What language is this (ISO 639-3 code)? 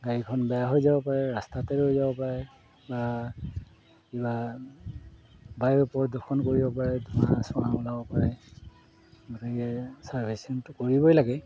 asm